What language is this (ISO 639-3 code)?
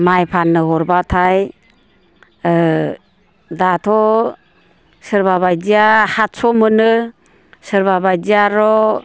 brx